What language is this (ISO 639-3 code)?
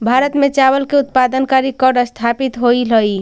mag